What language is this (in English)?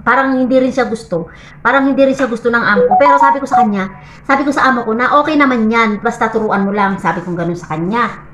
Filipino